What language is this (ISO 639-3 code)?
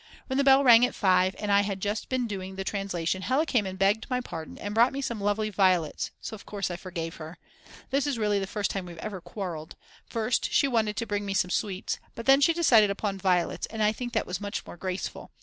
eng